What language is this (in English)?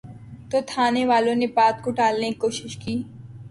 Urdu